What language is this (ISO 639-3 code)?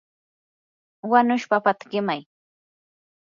qur